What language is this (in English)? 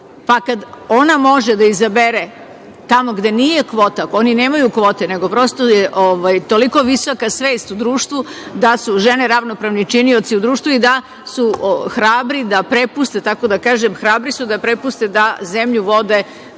Serbian